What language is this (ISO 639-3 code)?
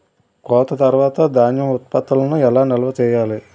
tel